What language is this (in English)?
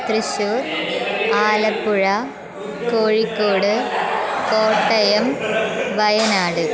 Sanskrit